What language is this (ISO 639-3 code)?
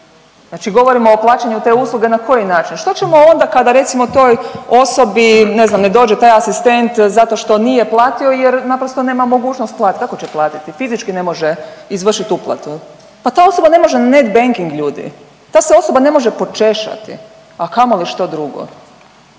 hrv